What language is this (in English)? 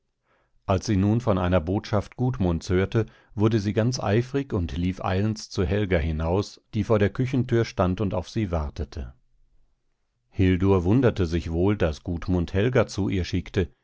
German